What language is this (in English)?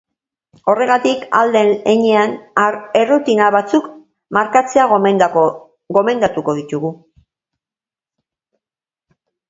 Basque